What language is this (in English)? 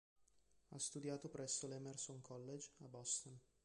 Italian